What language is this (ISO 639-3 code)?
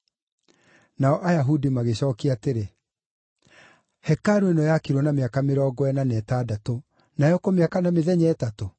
kik